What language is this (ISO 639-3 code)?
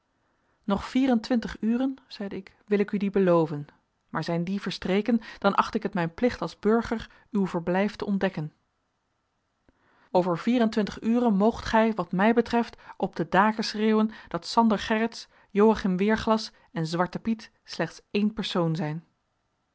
nld